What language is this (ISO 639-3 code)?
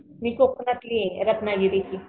mar